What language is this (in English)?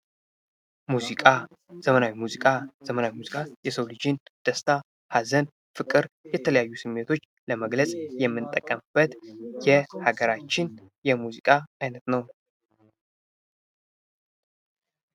Amharic